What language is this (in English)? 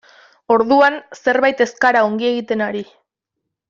Basque